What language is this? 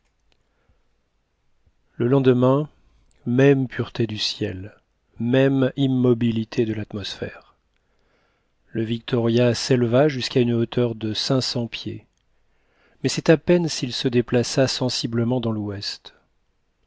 French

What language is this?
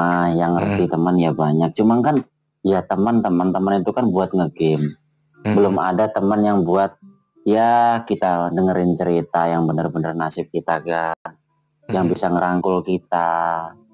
Indonesian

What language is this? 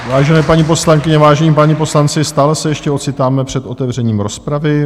Czech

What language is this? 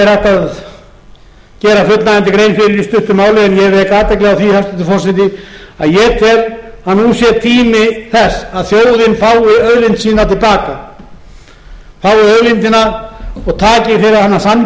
Icelandic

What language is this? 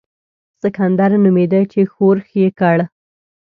Pashto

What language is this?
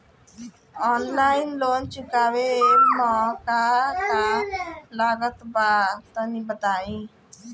Bhojpuri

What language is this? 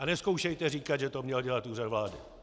Czech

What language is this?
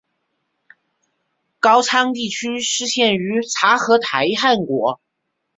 Chinese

